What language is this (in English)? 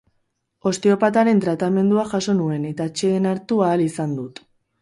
Basque